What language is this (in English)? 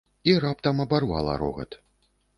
Belarusian